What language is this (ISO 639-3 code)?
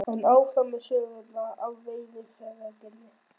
isl